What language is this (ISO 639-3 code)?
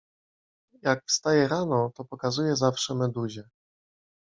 pol